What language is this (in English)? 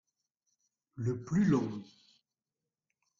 French